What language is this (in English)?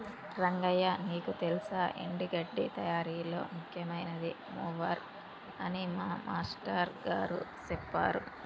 Telugu